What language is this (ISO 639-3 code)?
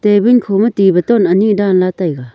nnp